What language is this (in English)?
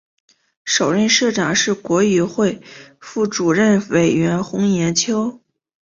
Chinese